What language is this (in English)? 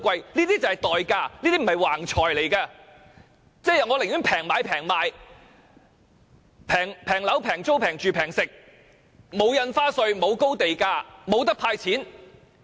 Cantonese